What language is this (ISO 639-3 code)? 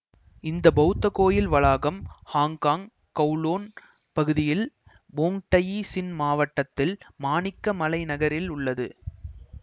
tam